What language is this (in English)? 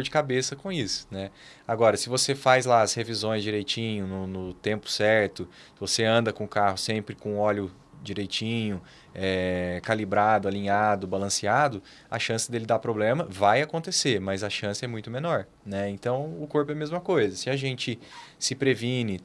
Portuguese